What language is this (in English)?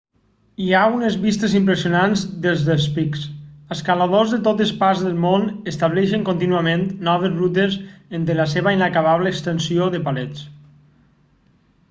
Catalan